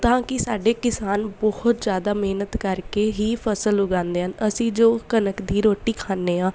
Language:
Punjabi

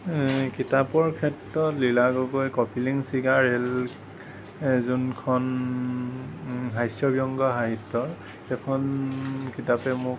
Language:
Assamese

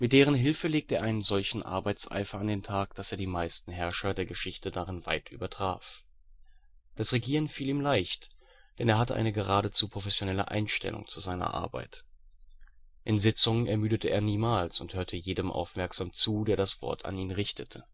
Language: German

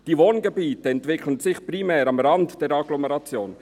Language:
Swiss German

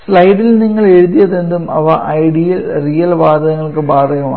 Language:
Malayalam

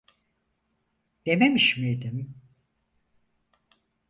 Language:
Turkish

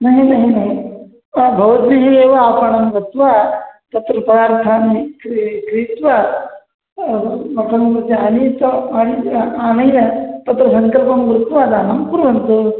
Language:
Sanskrit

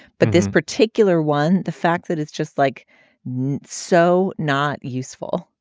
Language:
English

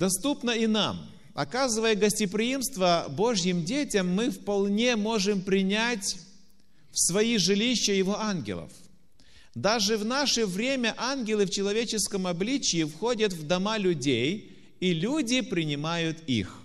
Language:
Russian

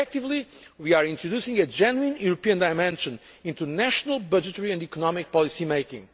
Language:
English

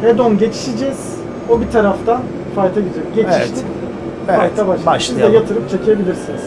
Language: Turkish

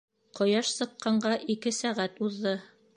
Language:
Bashkir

